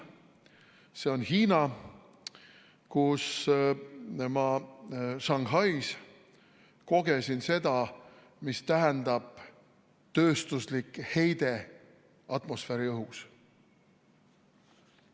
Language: Estonian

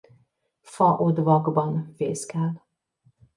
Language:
Hungarian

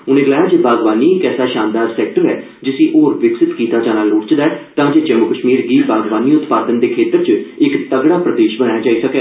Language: Dogri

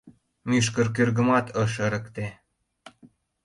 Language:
Mari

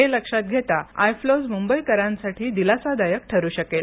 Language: Marathi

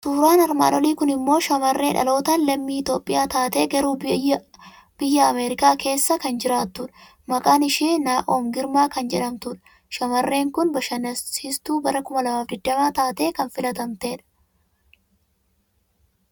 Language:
Oromo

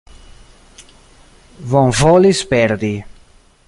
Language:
Esperanto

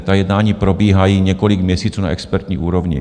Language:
Czech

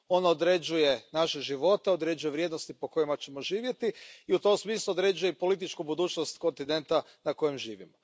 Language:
Croatian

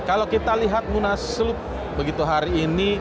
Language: Indonesian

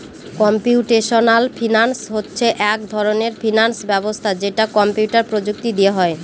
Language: Bangla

